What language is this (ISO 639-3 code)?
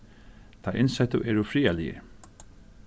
fao